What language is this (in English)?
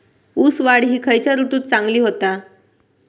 Marathi